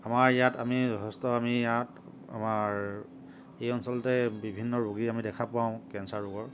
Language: Assamese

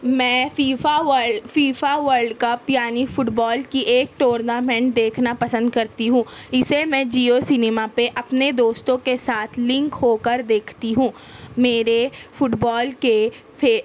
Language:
Urdu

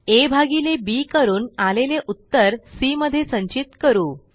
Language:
Marathi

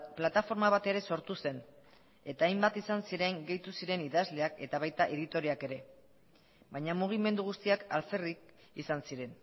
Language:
Basque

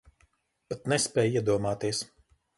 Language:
Latvian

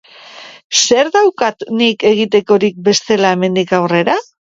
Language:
Basque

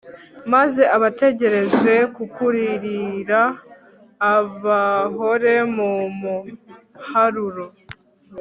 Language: Kinyarwanda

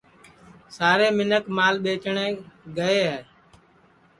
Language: Sansi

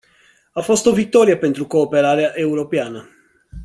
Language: Romanian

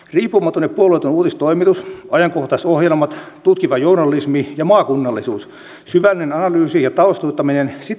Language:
Finnish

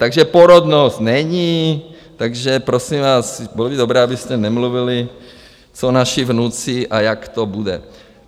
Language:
Czech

